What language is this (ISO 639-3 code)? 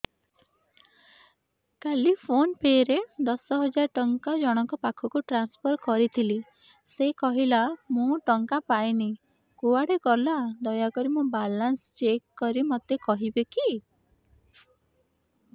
ori